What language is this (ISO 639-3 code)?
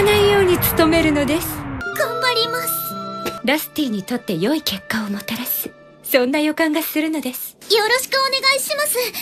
jpn